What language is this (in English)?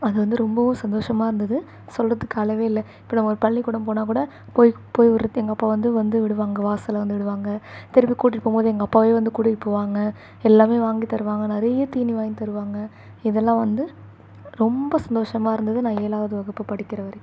Tamil